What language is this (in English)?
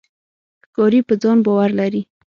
Pashto